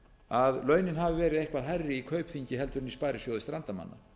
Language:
Icelandic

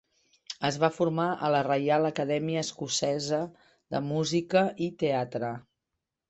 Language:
Catalan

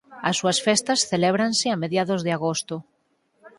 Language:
Galician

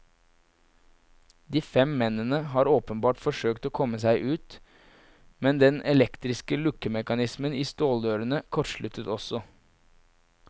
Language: Norwegian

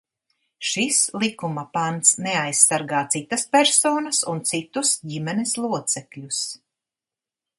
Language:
Latvian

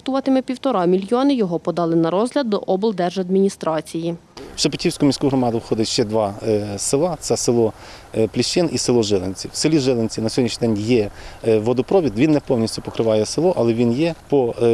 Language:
Ukrainian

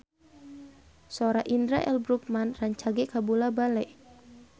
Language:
Sundanese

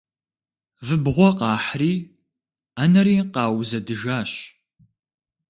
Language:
Kabardian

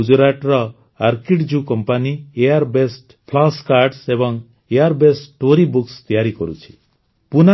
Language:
Odia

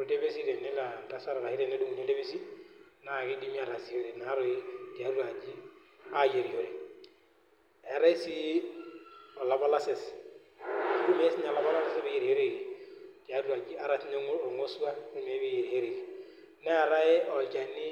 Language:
Masai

